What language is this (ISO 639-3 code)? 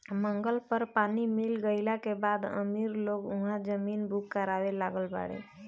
bho